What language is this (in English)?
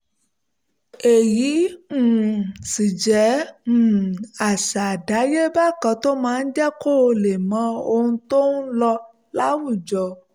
Yoruba